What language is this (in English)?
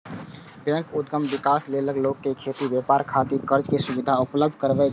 Maithili